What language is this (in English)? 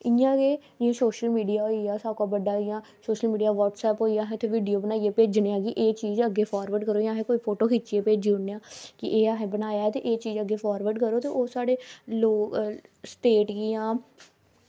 Dogri